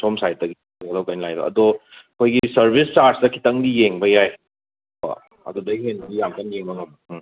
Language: Manipuri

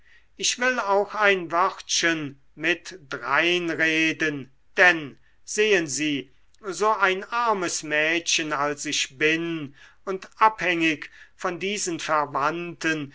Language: German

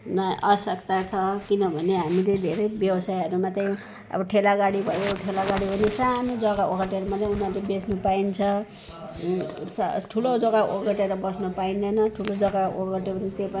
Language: Nepali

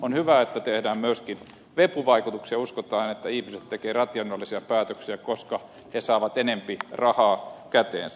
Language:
Finnish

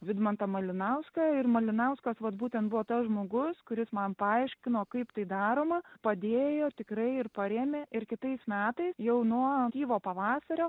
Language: Lithuanian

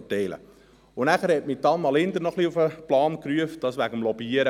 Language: Swiss German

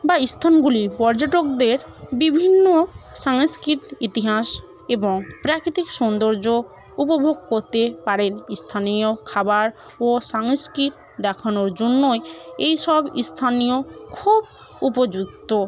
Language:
Bangla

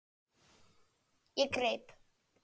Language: Icelandic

